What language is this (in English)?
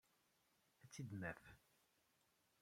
Kabyle